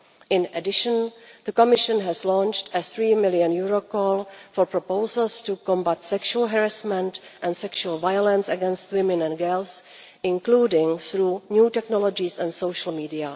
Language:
English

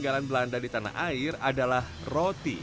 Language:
Indonesian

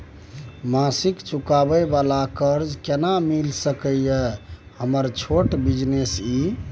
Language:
Maithili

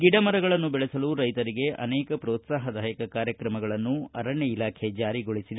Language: Kannada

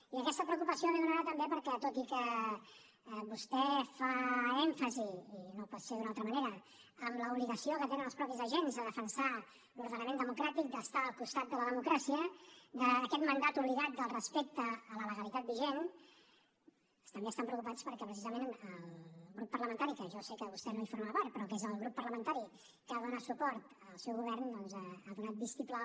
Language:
Catalan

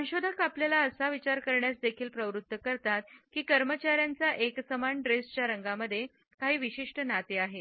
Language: Marathi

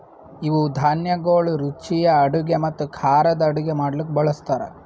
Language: Kannada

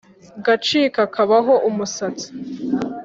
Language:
Kinyarwanda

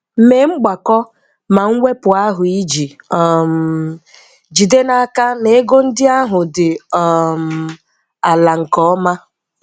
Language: Igbo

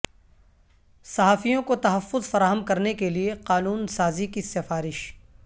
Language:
Urdu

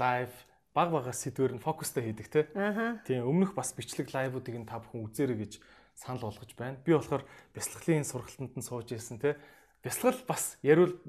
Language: Hungarian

